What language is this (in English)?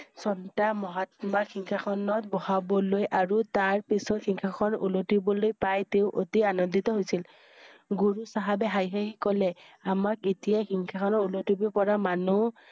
Assamese